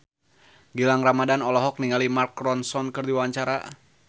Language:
Sundanese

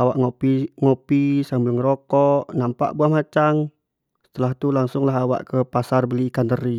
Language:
Jambi Malay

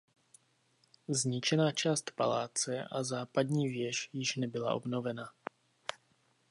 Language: Czech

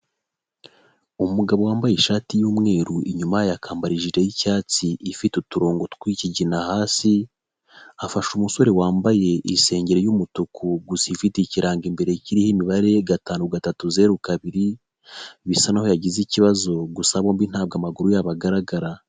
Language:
Kinyarwanda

